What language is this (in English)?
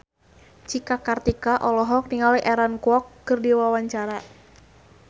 Sundanese